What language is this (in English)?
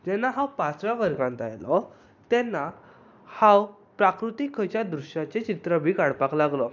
Konkani